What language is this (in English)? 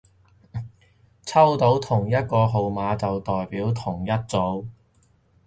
Cantonese